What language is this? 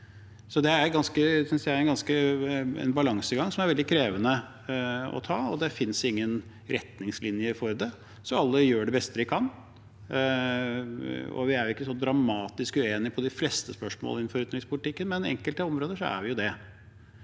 Norwegian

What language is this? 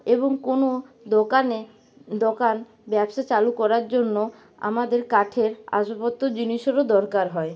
Bangla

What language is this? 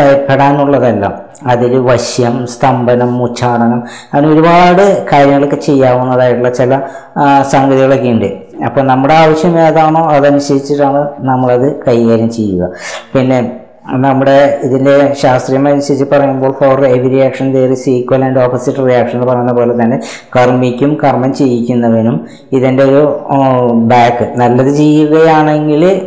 Malayalam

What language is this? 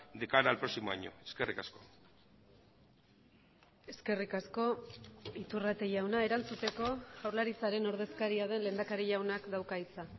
Basque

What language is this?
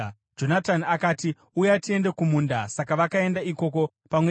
Shona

